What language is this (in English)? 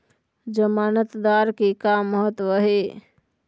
Chhattisgarhi